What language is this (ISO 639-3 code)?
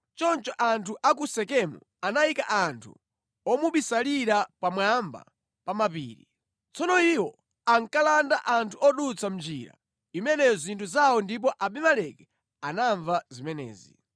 nya